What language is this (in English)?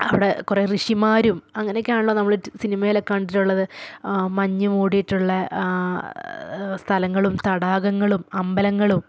Malayalam